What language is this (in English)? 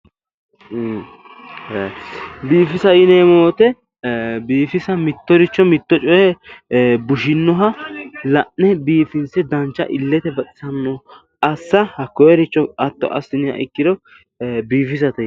Sidamo